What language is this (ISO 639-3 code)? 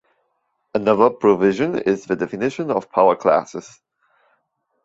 eng